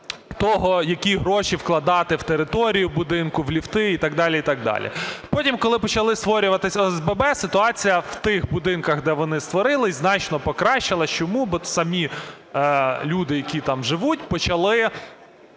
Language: Ukrainian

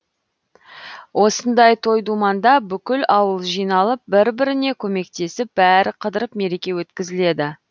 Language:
Kazakh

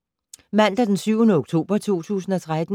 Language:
Danish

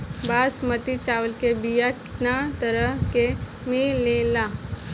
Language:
Bhojpuri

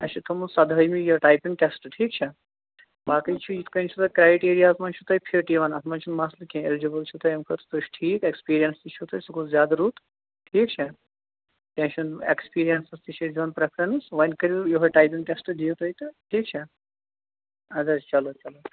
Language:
Kashmiri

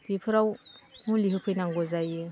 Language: Bodo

